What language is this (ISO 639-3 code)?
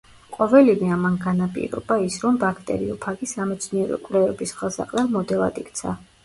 kat